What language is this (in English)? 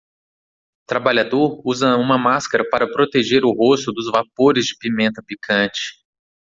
Portuguese